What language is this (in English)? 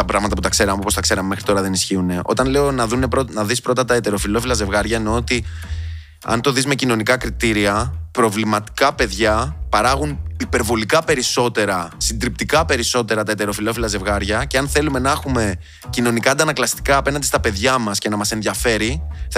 Greek